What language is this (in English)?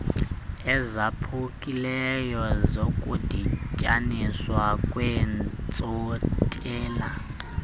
Xhosa